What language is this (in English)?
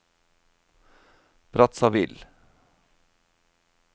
Norwegian